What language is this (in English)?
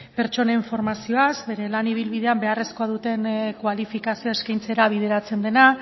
Basque